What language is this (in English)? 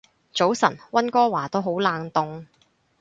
Cantonese